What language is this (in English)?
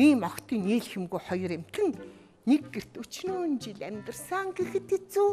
Russian